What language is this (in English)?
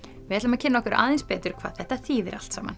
Icelandic